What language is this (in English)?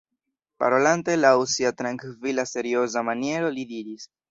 Esperanto